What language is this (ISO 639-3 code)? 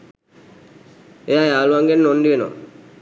sin